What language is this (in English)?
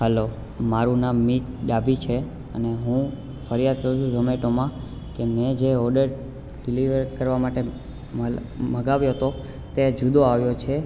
Gujarati